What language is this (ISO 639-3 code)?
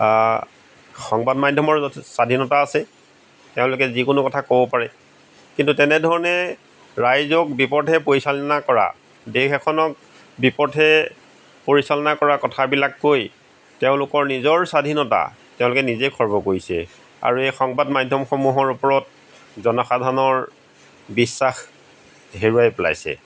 asm